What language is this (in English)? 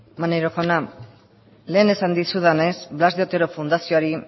Basque